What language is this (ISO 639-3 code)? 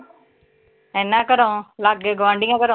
pan